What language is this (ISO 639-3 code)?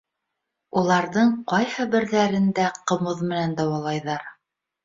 bak